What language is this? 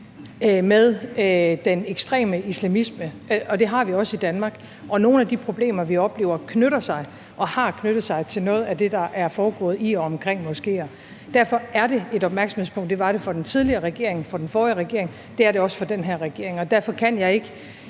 Danish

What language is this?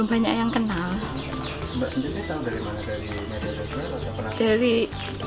Indonesian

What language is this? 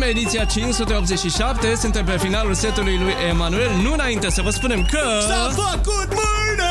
Romanian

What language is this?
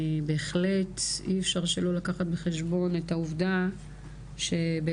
Hebrew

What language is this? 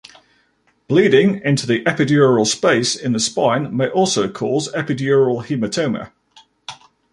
English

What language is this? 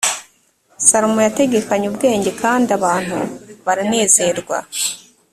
Kinyarwanda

